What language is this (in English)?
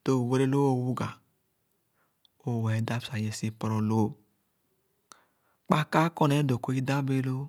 Khana